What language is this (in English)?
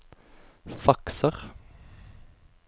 Norwegian